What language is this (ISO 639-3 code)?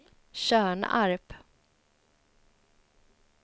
swe